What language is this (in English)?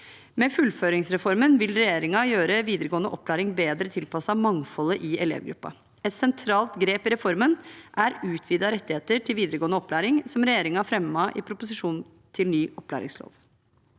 Norwegian